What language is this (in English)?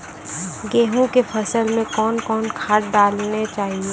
Maithili